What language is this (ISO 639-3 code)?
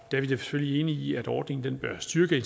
dan